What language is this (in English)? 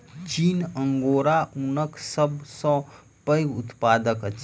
Maithili